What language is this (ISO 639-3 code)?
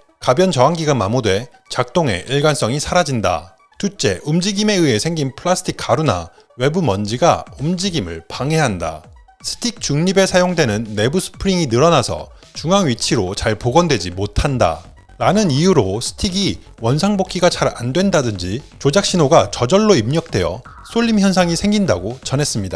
kor